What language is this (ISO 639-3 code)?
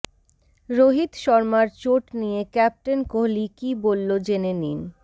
ben